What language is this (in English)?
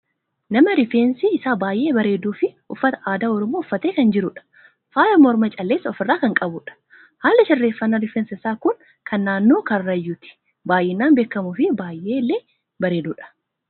Oromo